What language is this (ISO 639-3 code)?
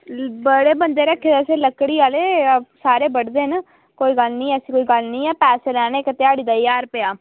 doi